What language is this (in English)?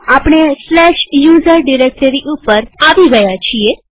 Gujarati